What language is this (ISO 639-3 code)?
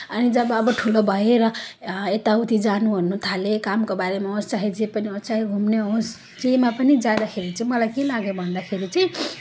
nep